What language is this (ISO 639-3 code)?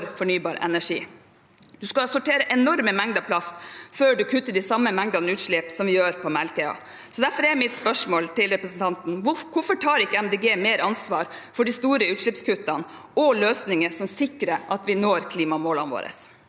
nor